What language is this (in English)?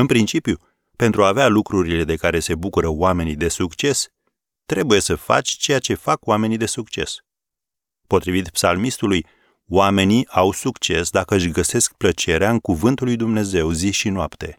Romanian